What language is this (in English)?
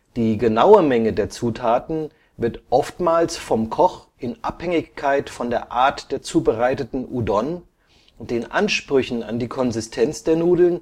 German